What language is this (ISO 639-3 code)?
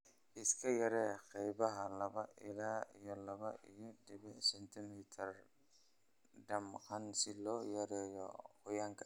som